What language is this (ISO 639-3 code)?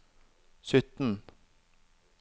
nor